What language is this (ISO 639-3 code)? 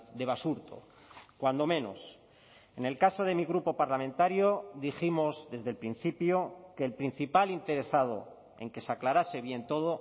spa